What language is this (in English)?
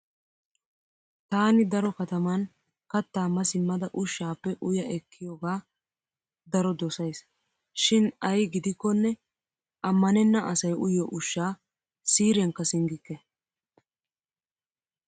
Wolaytta